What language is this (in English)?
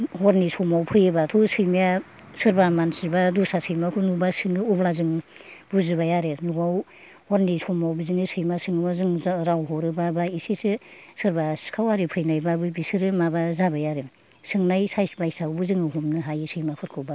Bodo